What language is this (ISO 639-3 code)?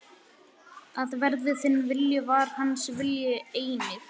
isl